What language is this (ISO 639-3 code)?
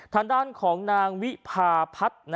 tha